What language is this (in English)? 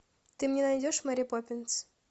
Russian